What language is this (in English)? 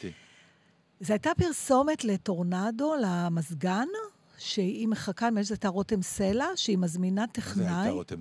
Hebrew